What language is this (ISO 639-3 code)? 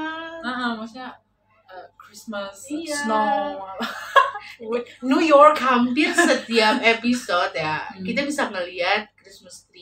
ind